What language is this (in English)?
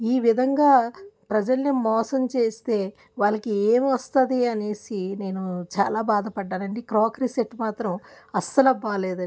Telugu